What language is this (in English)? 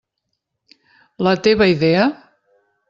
Catalan